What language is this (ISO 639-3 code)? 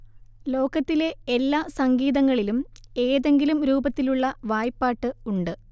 mal